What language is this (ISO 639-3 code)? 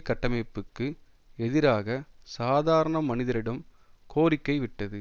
tam